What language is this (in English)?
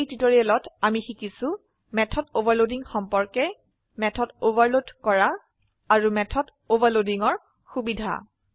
Assamese